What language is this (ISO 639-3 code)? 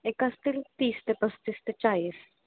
mar